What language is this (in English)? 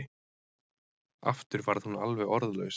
Icelandic